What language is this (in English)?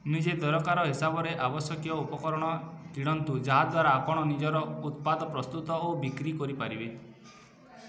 Odia